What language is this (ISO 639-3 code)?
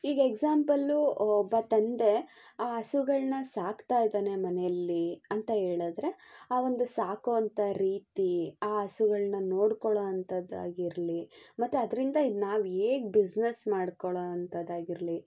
kan